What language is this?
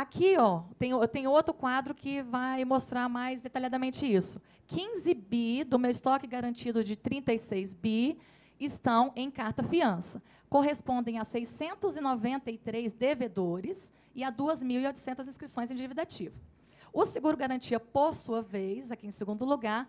Portuguese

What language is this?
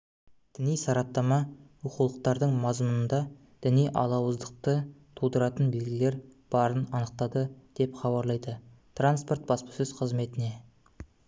Kazakh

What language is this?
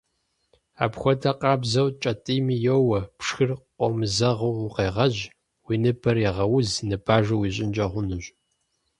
Kabardian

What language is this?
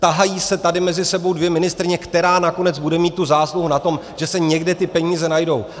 Czech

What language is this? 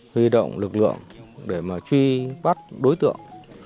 Vietnamese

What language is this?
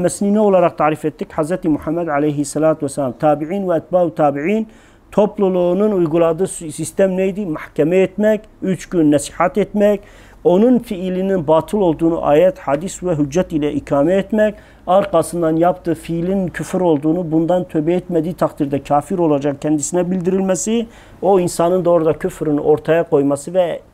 Turkish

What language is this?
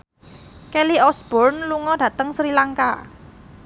Javanese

